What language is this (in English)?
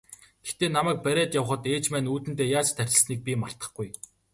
Mongolian